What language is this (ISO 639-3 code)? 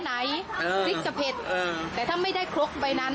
tha